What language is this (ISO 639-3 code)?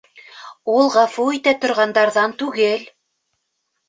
bak